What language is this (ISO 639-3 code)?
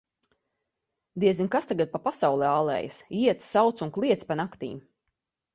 lav